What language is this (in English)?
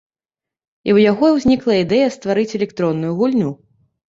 Belarusian